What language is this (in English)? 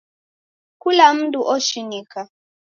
Taita